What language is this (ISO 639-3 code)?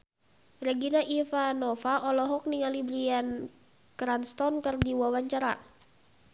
sun